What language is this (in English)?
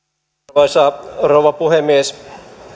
Finnish